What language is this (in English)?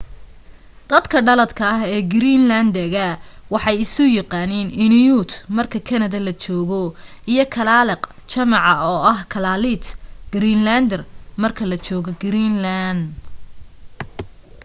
Somali